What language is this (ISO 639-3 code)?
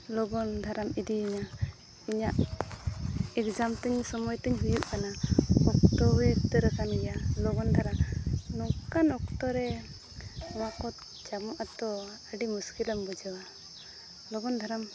sat